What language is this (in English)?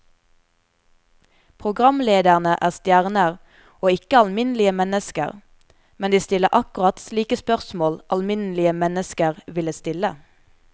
Norwegian